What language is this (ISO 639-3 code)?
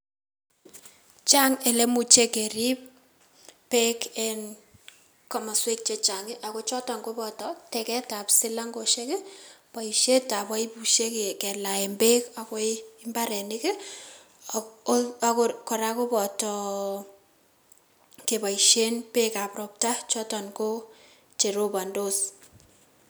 kln